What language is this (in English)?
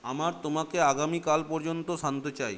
Bangla